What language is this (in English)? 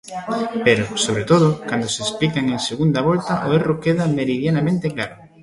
Galician